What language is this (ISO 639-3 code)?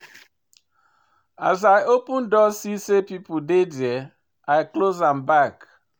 pcm